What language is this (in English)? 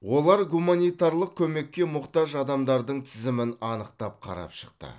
Kazakh